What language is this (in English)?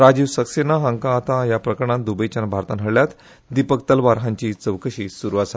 Konkani